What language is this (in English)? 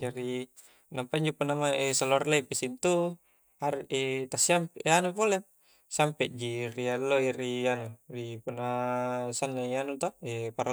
Coastal Konjo